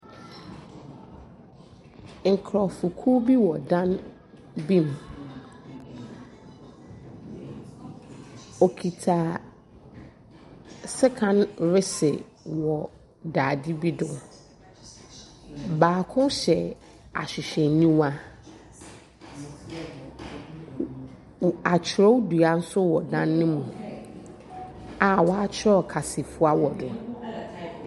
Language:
Akan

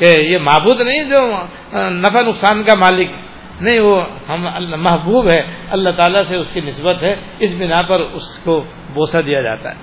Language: Urdu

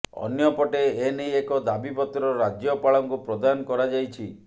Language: Odia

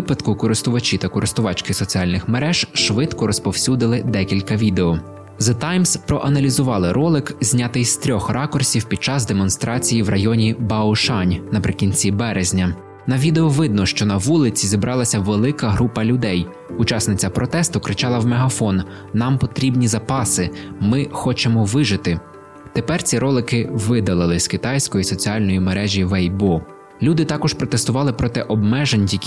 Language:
Ukrainian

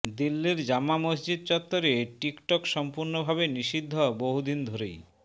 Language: Bangla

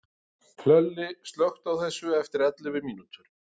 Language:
Icelandic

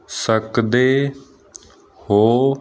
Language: Punjabi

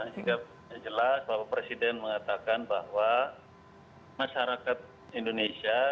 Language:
Indonesian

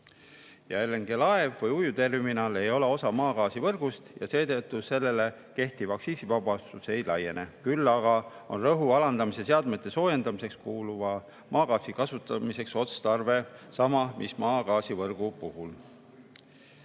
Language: Estonian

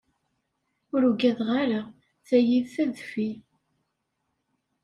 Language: Kabyle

